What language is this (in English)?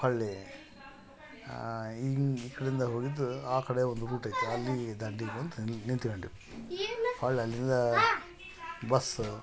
Kannada